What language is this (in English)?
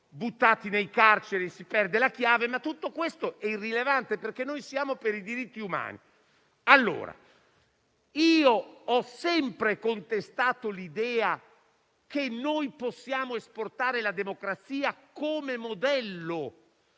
Italian